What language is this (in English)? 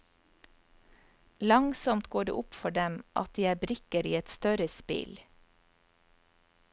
Norwegian